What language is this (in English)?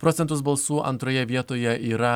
Lithuanian